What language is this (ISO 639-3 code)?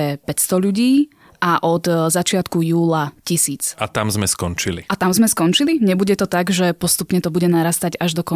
slk